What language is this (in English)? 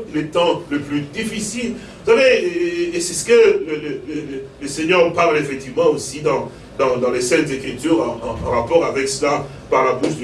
French